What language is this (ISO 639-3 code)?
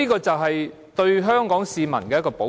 yue